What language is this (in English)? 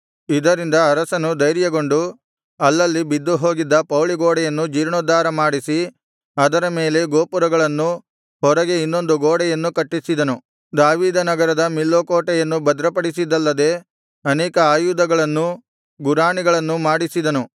Kannada